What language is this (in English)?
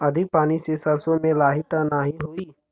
Bhojpuri